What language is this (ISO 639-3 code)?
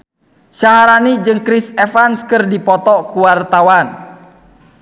sun